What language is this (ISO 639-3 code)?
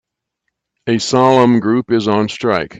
eng